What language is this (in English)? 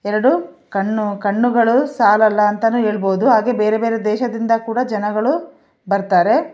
Kannada